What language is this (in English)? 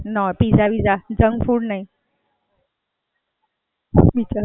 Gujarati